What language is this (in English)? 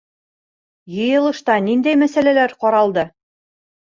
Bashkir